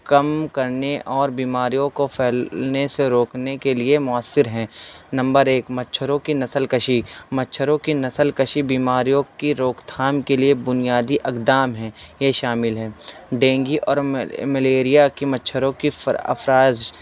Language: Urdu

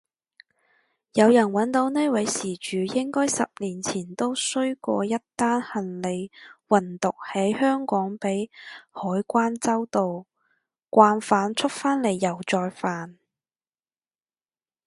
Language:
Cantonese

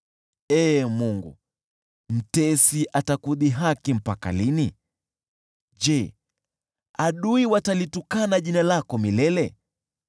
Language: Swahili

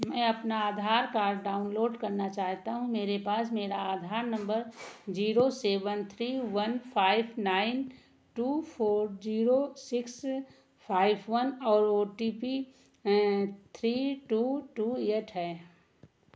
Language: Hindi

